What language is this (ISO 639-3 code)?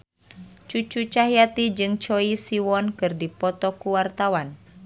sun